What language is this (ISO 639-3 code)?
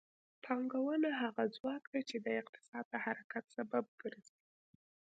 pus